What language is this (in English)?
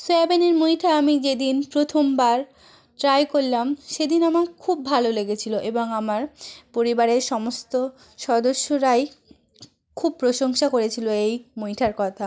Bangla